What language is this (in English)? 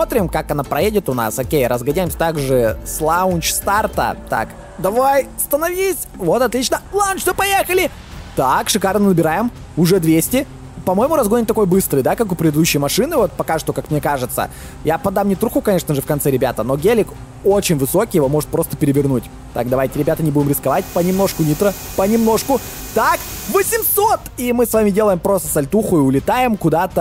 Russian